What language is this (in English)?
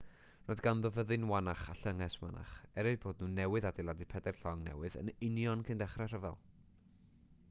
Welsh